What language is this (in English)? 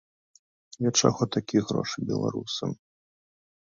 Belarusian